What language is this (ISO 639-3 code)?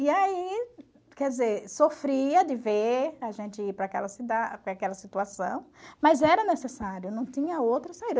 por